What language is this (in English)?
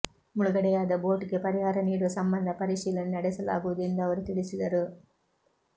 Kannada